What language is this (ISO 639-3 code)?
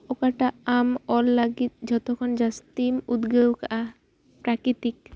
sat